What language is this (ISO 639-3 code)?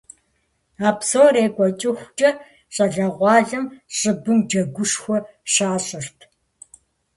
kbd